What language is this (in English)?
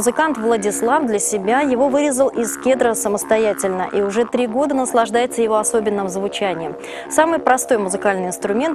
Russian